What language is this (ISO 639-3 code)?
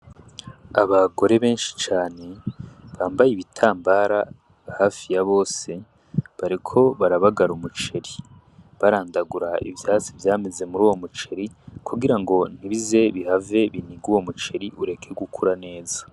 run